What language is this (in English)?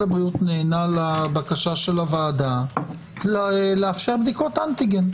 Hebrew